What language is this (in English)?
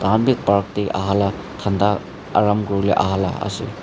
Naga Pidgin